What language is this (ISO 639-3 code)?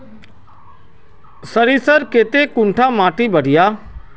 mag